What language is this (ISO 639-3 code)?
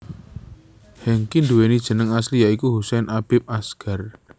jav